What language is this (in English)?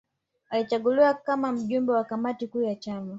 Swahili